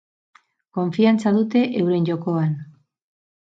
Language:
Basque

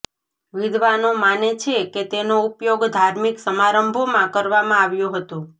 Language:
Gujarati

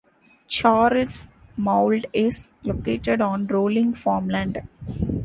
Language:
English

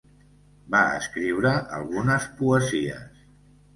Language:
Catalan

